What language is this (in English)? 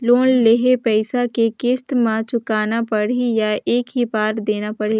Chhattisgarhi